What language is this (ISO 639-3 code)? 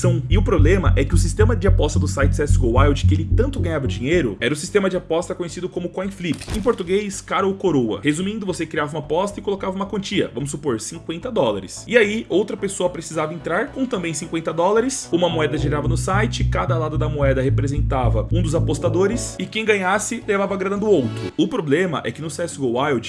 por